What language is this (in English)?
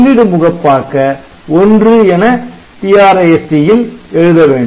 Tamil